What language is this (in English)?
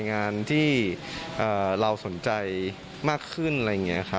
Thai